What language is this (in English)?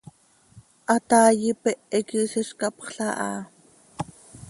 Seri